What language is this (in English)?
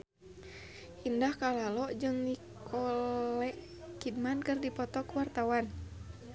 Sundanese